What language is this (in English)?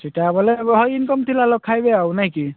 Odia